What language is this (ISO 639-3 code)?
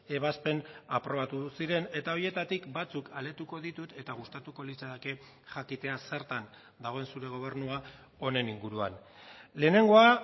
eus